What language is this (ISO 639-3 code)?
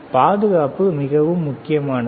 tam